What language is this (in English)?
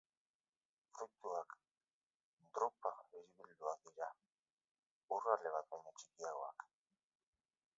Basque